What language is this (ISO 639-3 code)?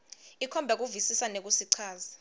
ssw